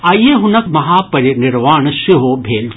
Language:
Maithili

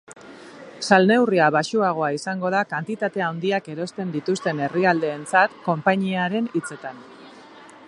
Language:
Basque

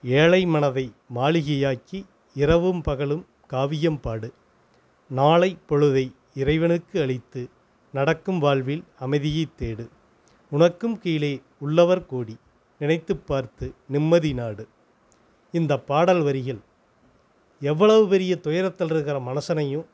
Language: Tamil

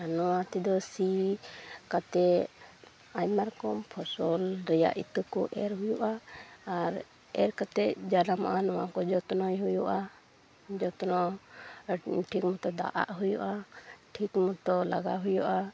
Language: Santali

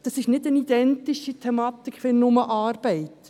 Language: Swiss German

